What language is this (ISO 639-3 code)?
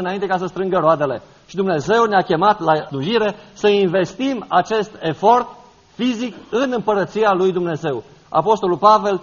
ron